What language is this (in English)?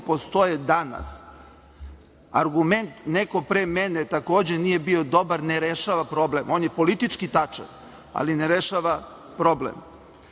Serbian